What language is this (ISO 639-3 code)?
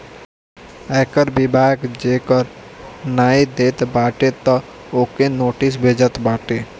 bho